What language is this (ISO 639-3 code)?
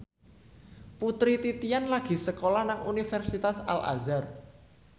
jav